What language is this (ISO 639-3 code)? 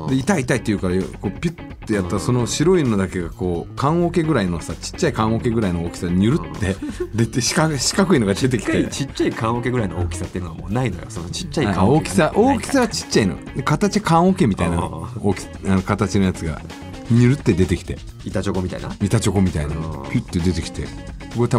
jpn